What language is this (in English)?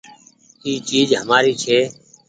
Goaria